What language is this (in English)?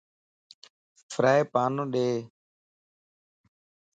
Lasi